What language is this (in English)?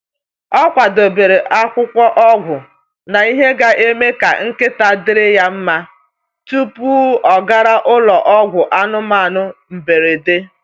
Igbo